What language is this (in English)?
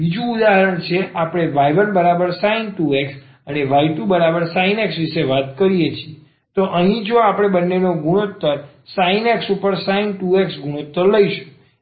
Gujarati